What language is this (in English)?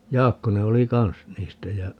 Finnish